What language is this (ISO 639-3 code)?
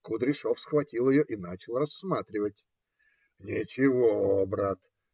rus